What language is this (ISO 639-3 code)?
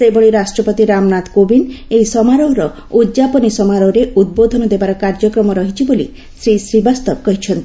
ori